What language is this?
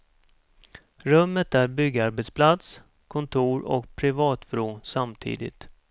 Swedish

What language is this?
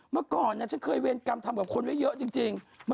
Thai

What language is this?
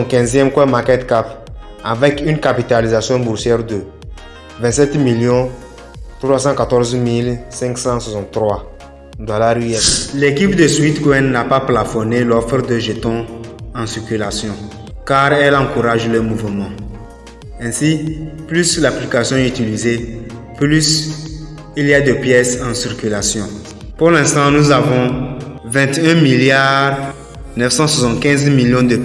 French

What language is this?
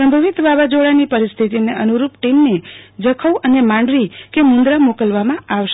Gujarati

